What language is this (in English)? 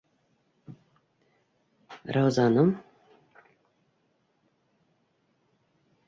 Bashkir